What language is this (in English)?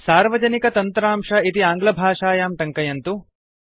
Sanskrit